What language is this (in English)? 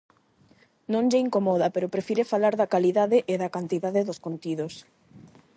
Galician